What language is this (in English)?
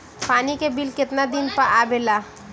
Bhojpuri